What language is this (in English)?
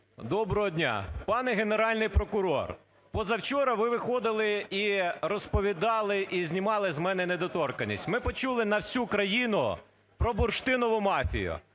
Ukrainian